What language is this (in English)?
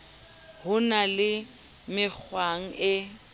Southern Sotho